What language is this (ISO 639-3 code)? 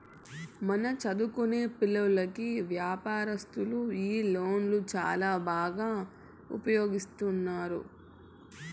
tel